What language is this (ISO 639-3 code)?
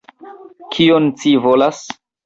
epo